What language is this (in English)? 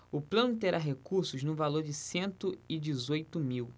Portuguese